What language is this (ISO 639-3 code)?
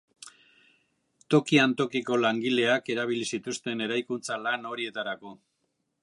eus